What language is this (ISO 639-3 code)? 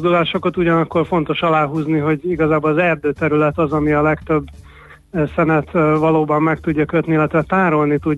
hun